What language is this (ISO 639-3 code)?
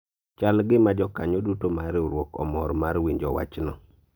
luo